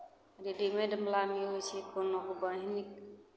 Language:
Maithili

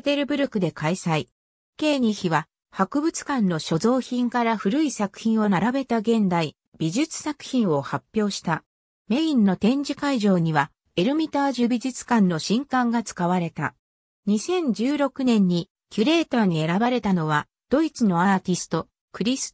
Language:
Japanese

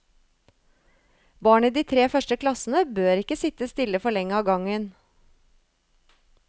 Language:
Norwegian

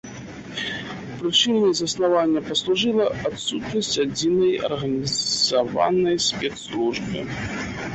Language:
Belarusian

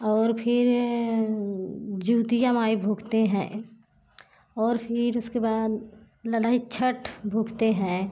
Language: Hindi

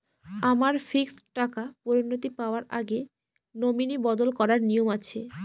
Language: Bangla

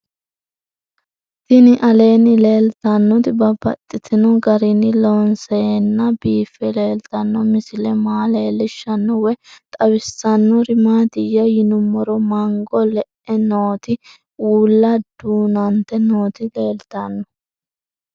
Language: Sidamo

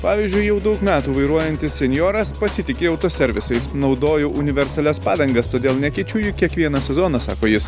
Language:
Lithuanian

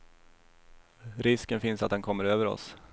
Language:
Swedish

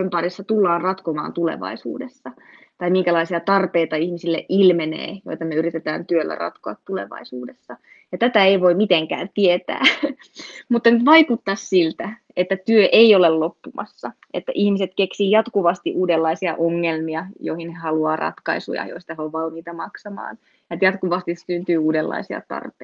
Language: Finnish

